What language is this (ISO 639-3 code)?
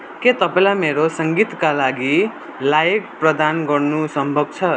nep